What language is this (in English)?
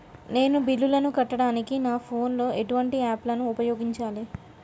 Telugu